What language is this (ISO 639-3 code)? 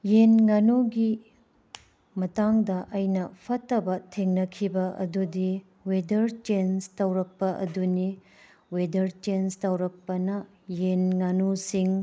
mni